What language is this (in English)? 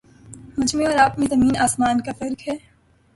Urdu